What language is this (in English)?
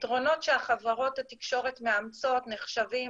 Hebrew